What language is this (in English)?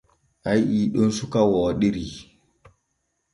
Borgu Fulfulde